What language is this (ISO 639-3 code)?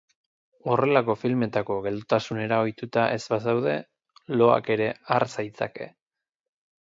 eus